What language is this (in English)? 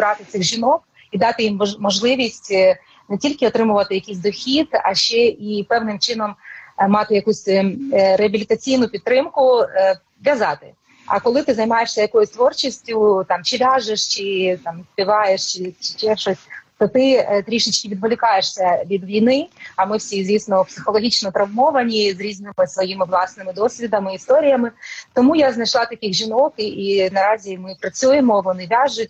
Ukrainian